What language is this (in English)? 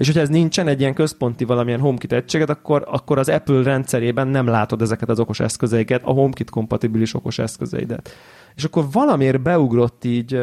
Hungarian